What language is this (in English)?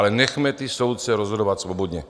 Czech